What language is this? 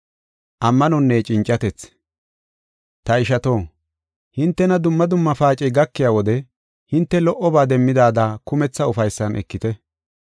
Gofa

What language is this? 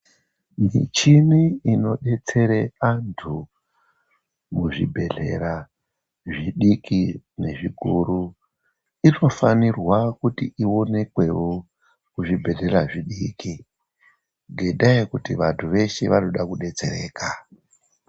Ndau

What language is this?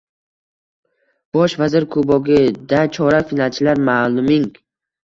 Uzbek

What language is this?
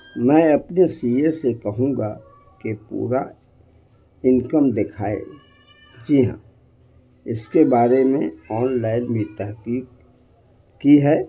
Urdu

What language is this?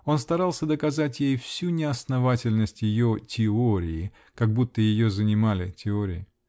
Russian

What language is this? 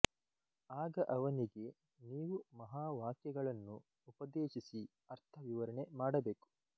Kannada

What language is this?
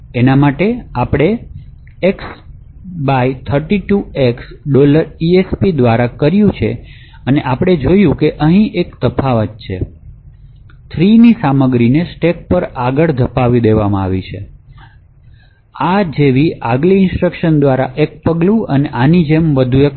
Gujarati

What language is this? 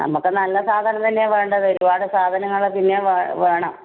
Malayalam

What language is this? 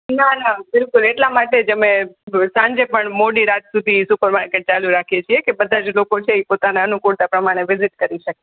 Gujarati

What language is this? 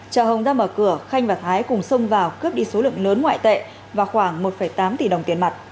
Vietnamese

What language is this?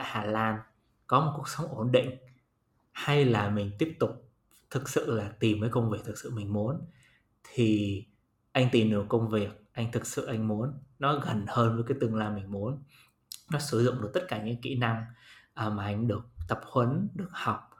Vietnamese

